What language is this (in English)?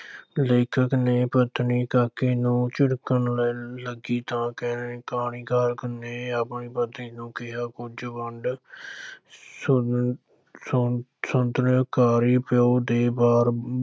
Punjabi